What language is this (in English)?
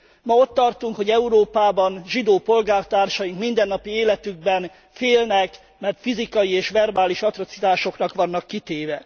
Hungarian